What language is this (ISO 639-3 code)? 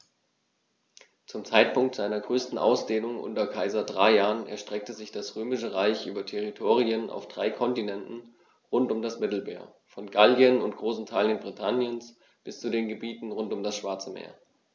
deu